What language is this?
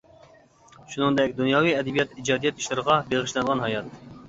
Uyghur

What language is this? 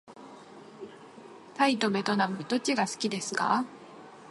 Japanese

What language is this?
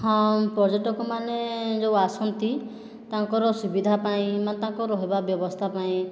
Odia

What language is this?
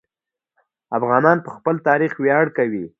Pashto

